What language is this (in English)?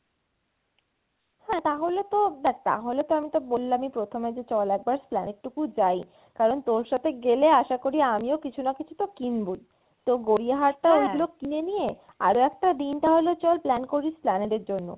Bangla